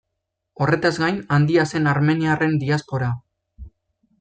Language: Basque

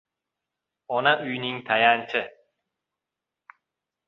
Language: Uzbek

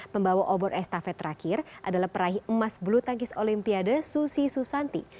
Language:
Indonesian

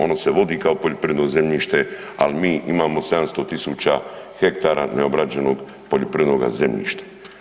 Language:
Croatian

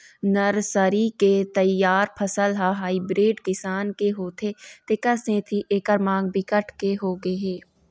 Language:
Chhattisgarhi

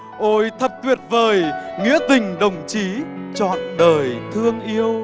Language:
Vietnamese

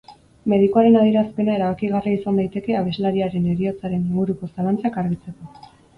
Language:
Basque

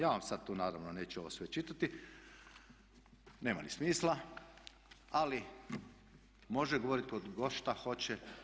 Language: Croatian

